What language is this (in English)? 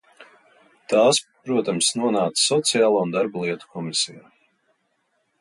Latvian